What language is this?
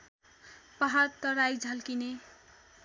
Nepali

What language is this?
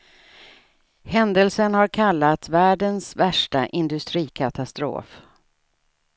Swedish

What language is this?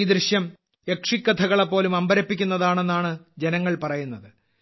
Malayalam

